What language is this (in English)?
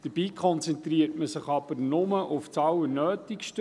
Swiss German